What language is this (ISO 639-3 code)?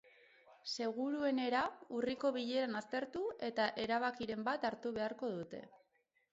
eus